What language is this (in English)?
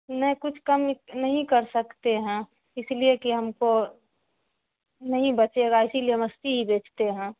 Urdu